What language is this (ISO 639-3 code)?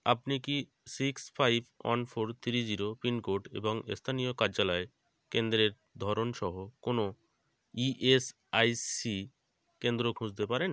ben